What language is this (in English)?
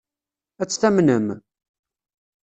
Kabyle